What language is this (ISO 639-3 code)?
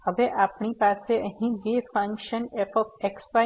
guj